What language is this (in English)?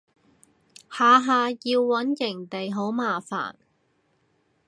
Cantonese